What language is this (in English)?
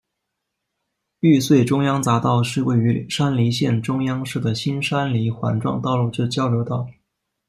Chinese